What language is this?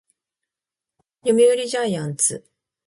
Japanese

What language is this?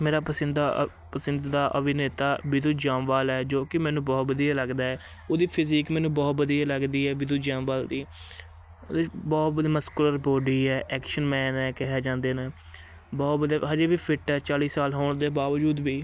Punjabi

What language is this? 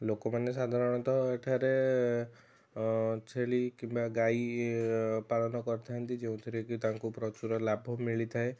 Odia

